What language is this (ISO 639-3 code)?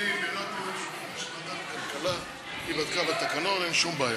heb